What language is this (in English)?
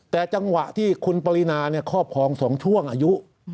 Thai